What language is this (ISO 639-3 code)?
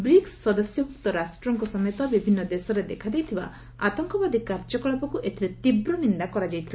ori